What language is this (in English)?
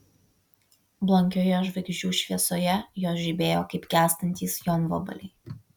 Lithuanian